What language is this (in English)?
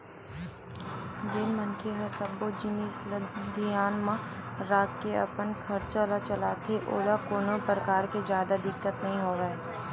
Chhattisgarhi